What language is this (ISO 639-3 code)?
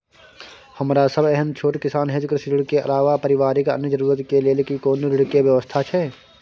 mai